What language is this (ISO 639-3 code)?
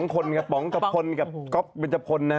tha